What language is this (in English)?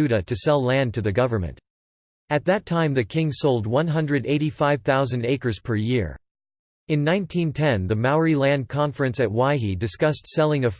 English